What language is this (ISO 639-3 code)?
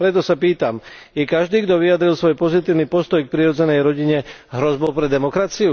slk